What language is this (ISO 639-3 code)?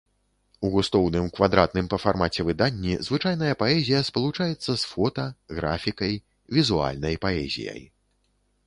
bel